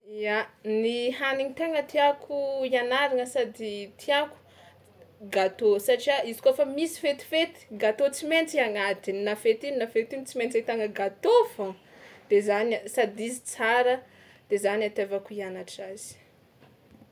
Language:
Tsimihety Malagasy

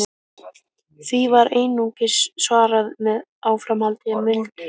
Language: Icelandic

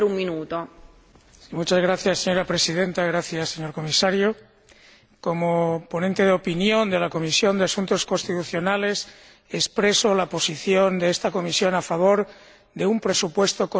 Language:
Spanish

